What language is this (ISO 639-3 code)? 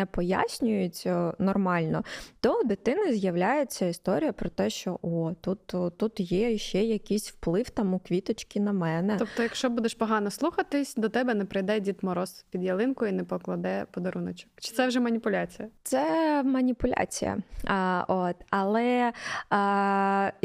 ukr